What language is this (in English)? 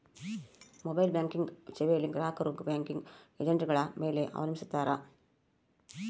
Kannada